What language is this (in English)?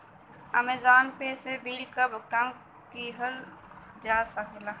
Bhojpuri